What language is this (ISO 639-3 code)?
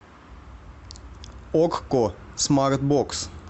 rus